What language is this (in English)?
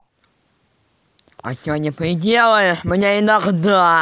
Russian